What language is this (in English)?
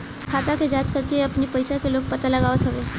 Bhojpuri